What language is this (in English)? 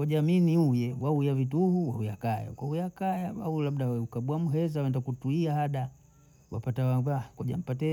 Bondei